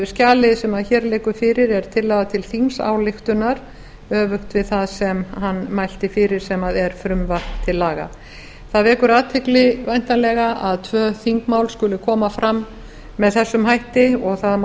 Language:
Icelandic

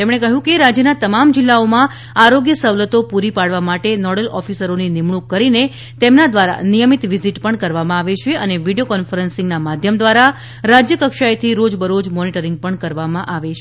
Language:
Gujarati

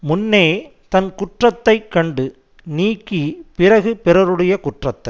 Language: Tamil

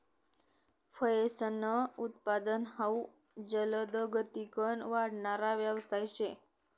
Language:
Marathi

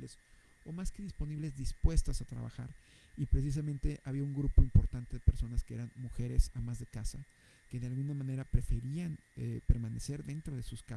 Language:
Spanish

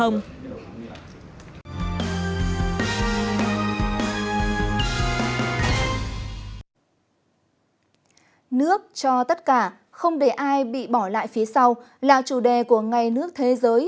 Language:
Vietnamese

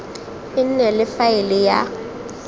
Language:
Tswana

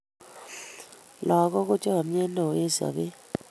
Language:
Kalenjin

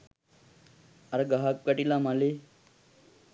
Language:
Sinhala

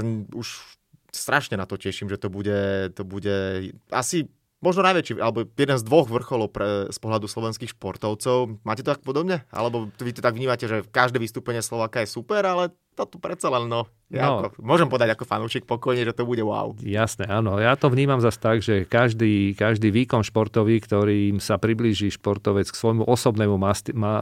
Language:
Slovak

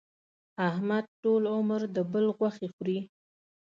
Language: Pashto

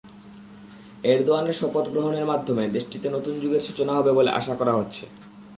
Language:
Bangla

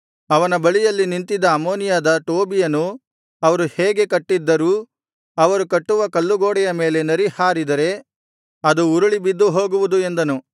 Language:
Kannada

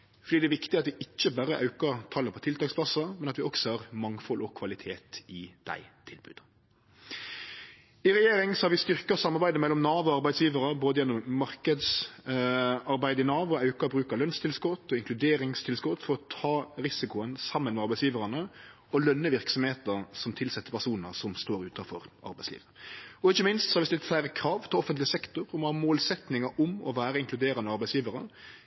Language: Norwegian Nynorsk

